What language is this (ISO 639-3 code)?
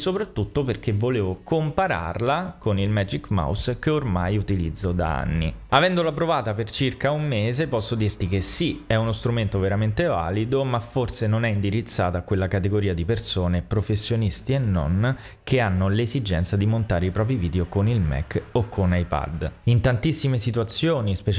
ita